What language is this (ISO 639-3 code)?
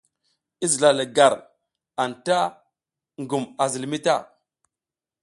giz